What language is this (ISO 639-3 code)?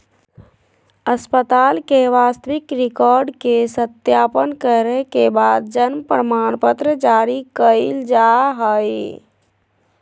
mag